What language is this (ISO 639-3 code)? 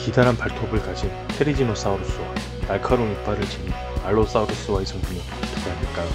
kor